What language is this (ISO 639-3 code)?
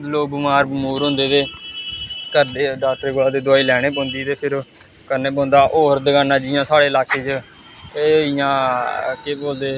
doi